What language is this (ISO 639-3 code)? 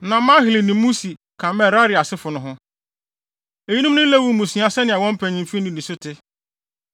aka